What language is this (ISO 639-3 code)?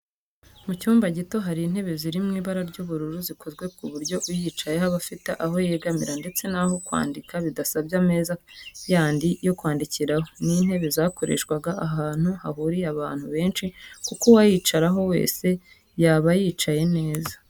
kin